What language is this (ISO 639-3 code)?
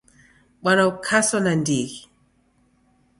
dav